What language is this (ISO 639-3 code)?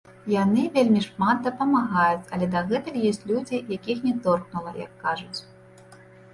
bel